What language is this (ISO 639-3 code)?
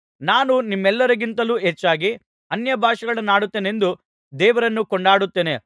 kan